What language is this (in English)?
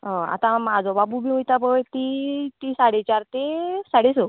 Konkani